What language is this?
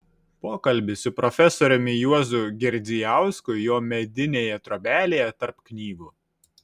Lithuanian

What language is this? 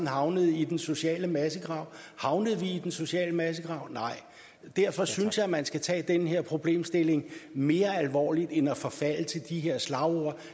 Danish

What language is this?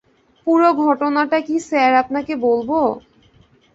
Bangla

